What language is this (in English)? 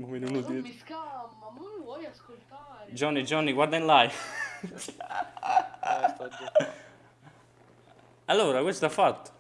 Italian